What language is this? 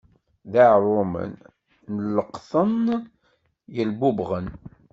Kabyle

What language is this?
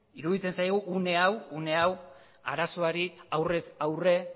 Basque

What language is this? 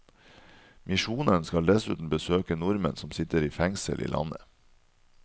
Norwegian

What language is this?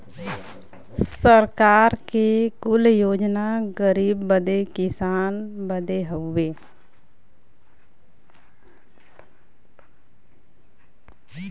Bhojpuri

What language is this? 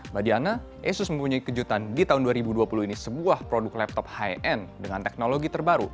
Indonesian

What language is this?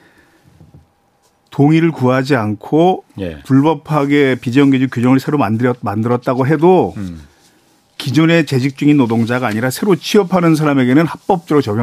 Korean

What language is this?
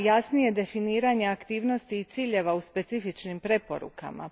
Croatian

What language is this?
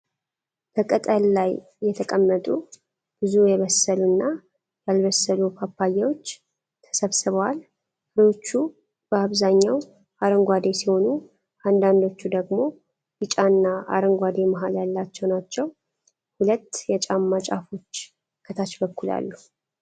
Amharic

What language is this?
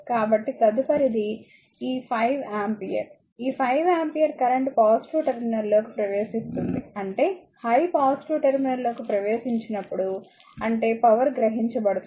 Telugu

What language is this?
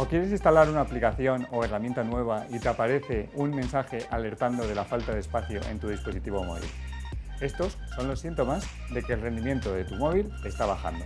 Spanish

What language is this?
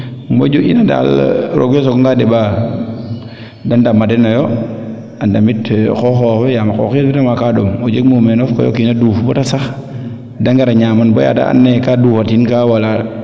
Serer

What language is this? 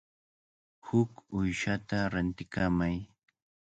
Cajatambo North Lima Quechua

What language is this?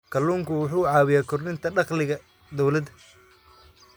Somali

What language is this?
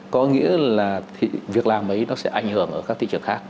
Vietnamese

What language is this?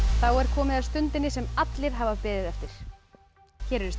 Icelandic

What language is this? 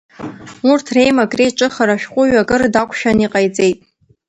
Abkhazian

